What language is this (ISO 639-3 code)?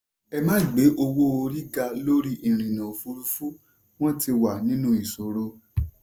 yor